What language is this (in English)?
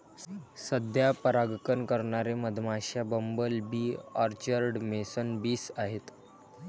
Marathi